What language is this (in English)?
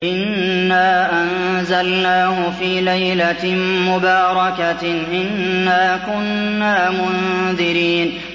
Arabic